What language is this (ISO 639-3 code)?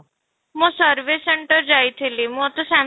ori